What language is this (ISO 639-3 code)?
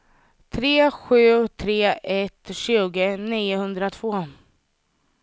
swe